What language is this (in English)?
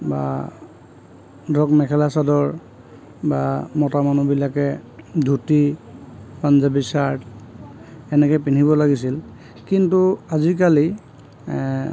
Assamese